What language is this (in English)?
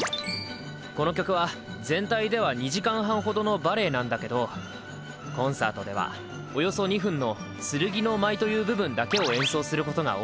Japanese